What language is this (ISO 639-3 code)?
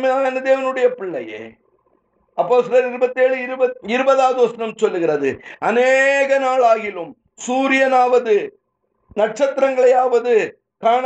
tam